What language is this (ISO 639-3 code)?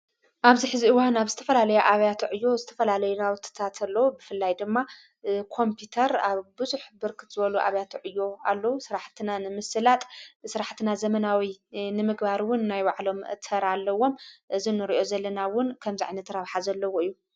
tir